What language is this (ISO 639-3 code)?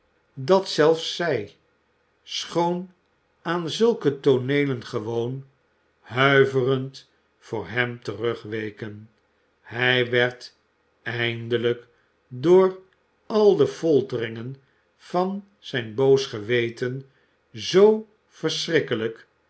nld